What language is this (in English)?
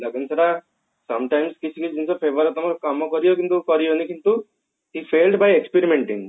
Odia